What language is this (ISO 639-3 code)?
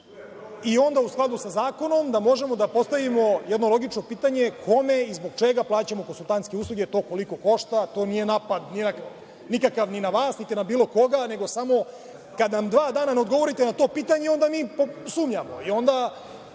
srp